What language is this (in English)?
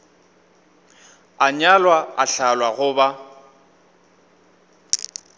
Northern Sotho